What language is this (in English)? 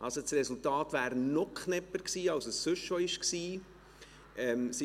Swiss German